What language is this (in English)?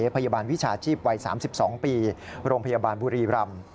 Thai